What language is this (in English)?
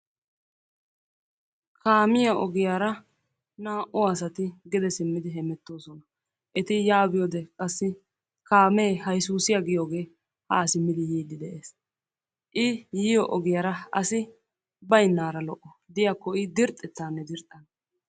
Wolaytta